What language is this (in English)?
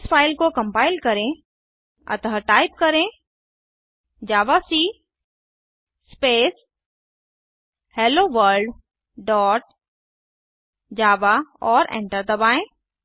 Hindi